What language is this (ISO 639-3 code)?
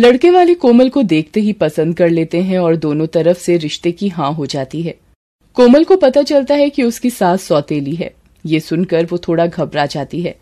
hin